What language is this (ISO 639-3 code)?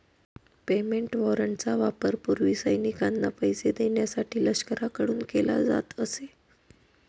mar